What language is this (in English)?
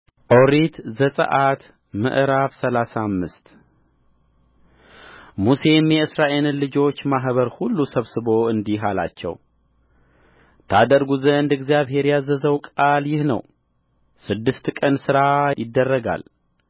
Amharic